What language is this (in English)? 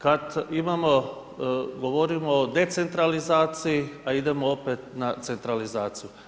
Croatian